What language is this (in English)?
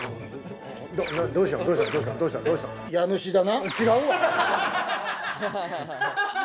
Japanese